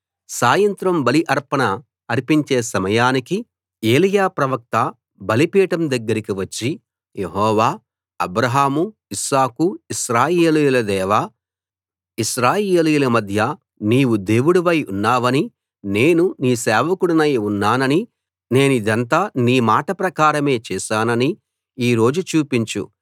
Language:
Telugu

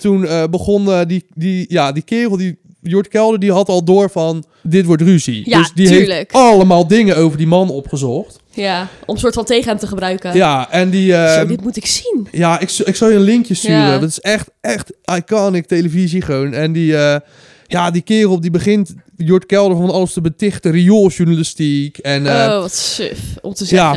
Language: Dutch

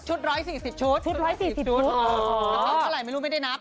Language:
Thai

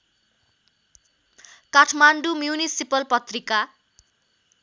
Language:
Nepali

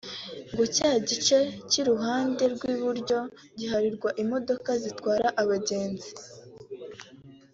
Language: Kinyarwanda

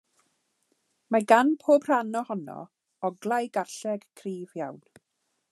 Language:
Welsh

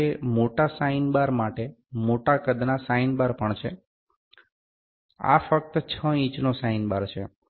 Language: Gujarati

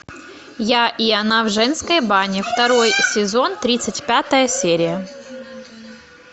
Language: Russian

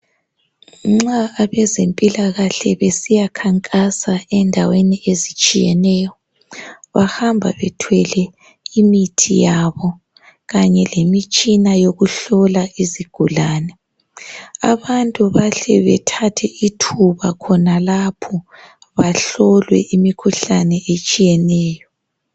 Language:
North Ndebele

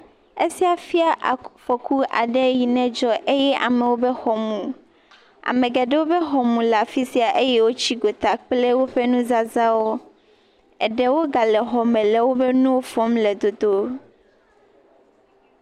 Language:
Ewe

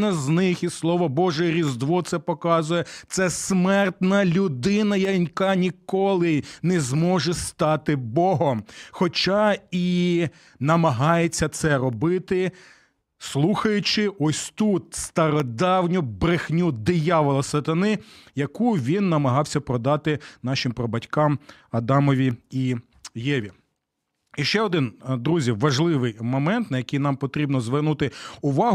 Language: Ukrainian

